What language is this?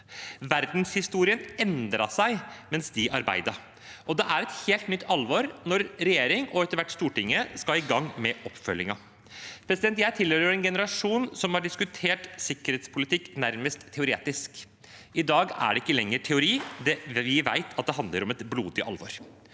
Norwegian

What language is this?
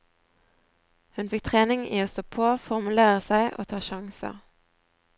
Norwegian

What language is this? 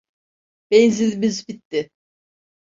Turkish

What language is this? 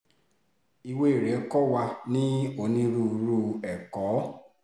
Yoruba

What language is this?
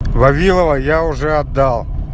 Russian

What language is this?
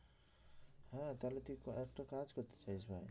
Bangla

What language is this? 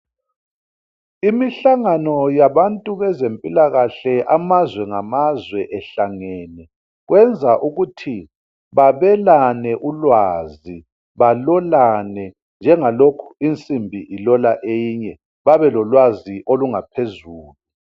North Ndebele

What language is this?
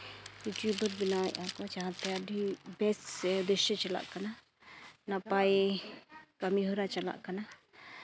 Santali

